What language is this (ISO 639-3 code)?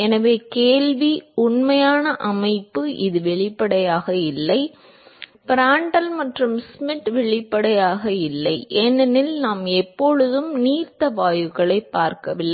tam